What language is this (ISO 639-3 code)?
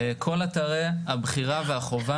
heb